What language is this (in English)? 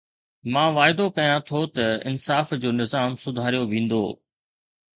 Sindhi